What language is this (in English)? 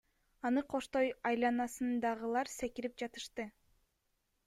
Kyrgyz